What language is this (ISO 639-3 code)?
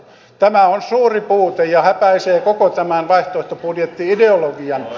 fin